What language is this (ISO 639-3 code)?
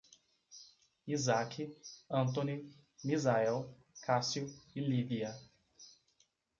por